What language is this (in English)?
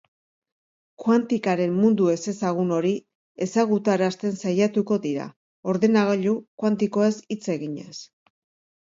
Basque